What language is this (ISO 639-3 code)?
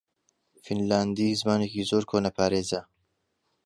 ckb